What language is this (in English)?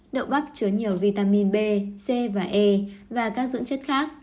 Vietnamese